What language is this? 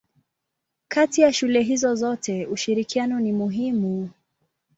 Swahili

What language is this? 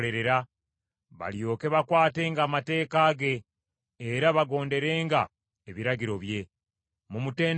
Ganda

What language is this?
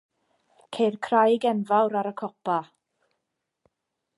Welsh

